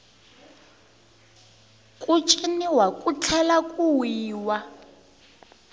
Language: Tsonga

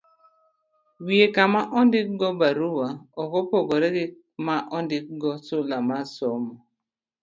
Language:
Luo (Kenya and Tanzania)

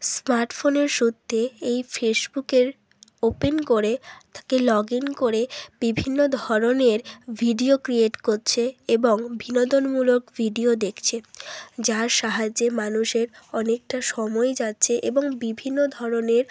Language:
Bangla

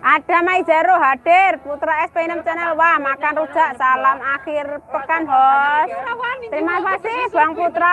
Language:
Indonesian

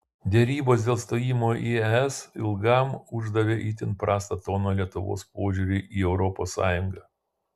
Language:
Lithuanian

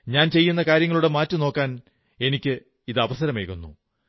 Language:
Malayalam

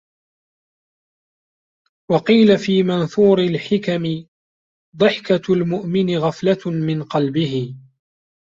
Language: Arabic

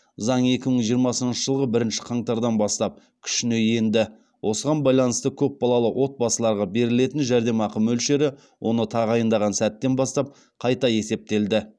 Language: Kazakh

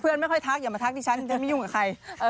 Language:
Thai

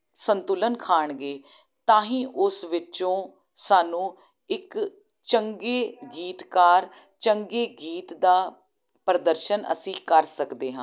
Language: Punjabi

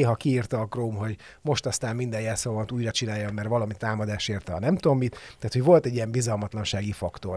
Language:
Hungarian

